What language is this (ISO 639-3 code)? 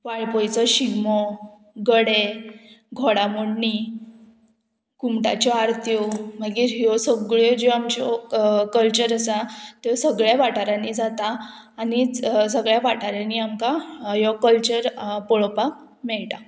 kok